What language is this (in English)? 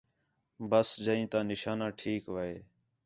Khetrani